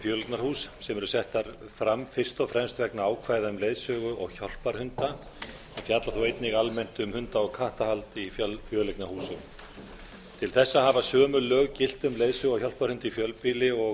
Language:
Icelandic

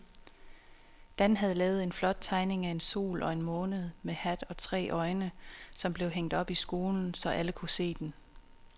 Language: Danish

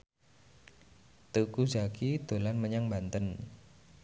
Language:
Javanese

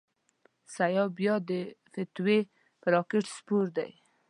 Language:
Pashto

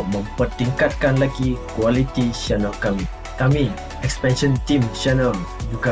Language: Malay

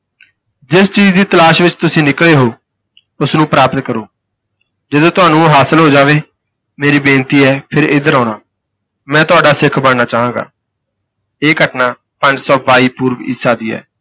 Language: Punjabi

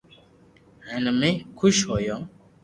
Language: Loarki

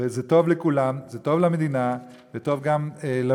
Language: Hebrew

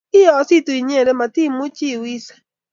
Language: Kalenjin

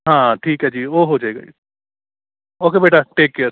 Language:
Punjabi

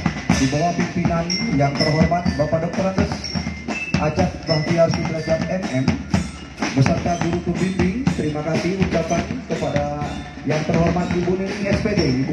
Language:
Indonesian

